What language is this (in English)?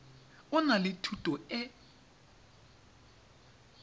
Tswana